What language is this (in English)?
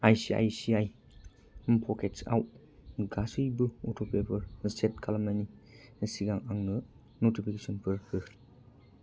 Bodo